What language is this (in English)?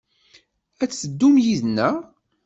Kabyle